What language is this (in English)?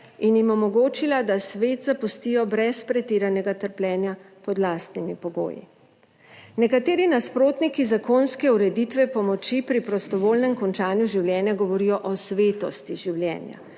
Slovenian